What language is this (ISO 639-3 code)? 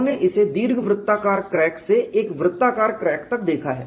hin